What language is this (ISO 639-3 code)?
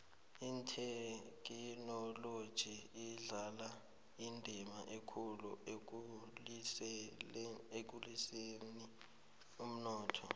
nbl